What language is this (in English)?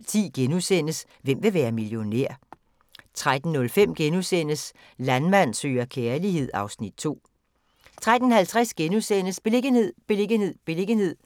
Danish